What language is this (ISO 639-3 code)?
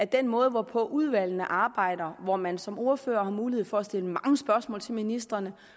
dan